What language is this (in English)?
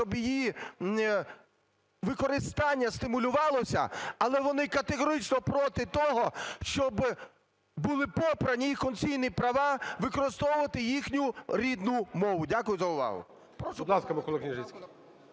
Ukrainian